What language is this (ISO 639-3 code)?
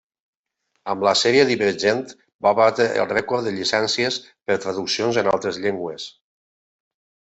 cat